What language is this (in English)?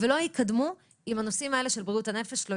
Hebrew